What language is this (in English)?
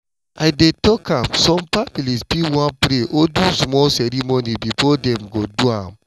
Nigerian Pidgin